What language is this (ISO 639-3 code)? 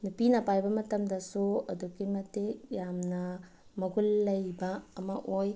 mni